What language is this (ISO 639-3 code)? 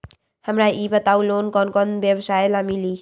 mag